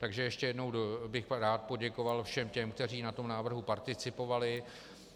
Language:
Czech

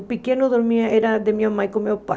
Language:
Portuguese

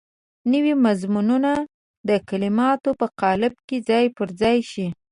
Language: Pashto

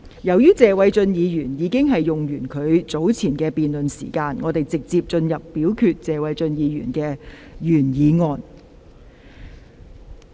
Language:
Cantonese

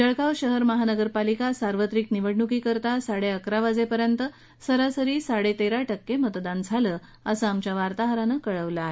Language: Marathi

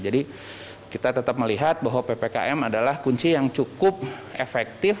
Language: Indonesian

